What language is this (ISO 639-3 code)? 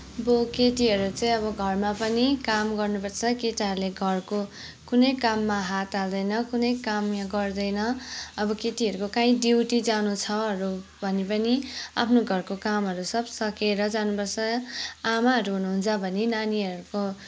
nep